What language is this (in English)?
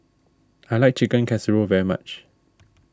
English